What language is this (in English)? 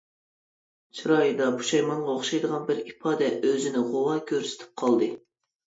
Uyghur